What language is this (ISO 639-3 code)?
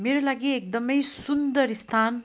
nep